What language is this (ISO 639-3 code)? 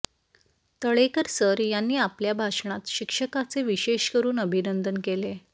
mar